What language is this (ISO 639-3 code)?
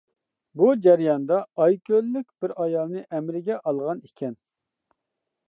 uig